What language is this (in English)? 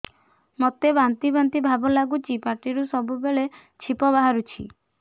Odia